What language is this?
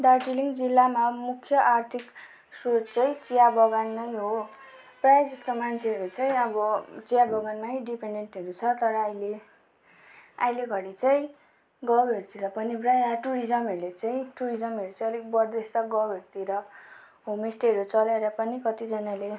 Nepali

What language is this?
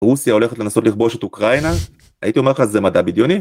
Hebrew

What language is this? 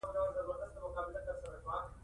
Pashto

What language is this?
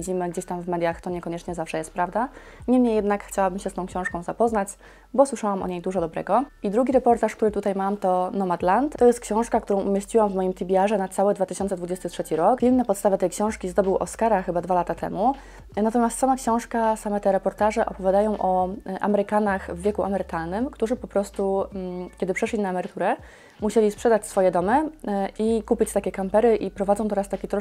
Polish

